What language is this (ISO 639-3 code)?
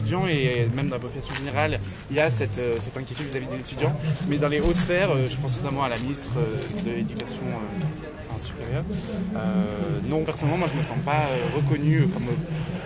fra